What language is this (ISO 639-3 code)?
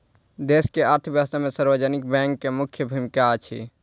mai